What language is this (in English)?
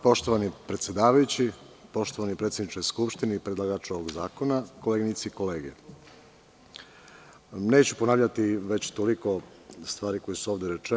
Serbian